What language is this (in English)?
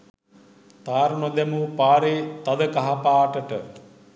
Sinhala